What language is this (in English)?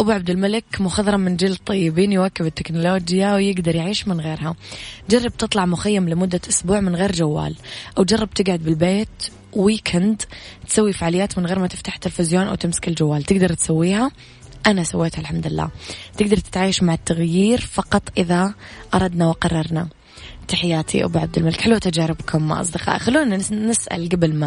Arabic